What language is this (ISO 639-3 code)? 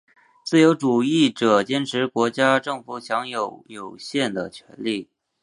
zho